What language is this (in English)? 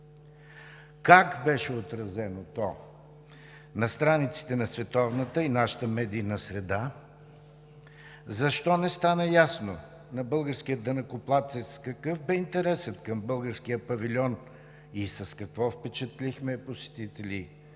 Bulgarian